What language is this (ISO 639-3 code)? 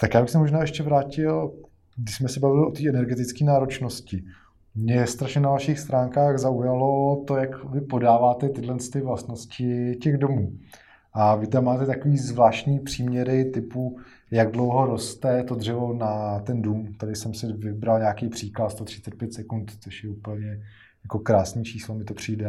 ces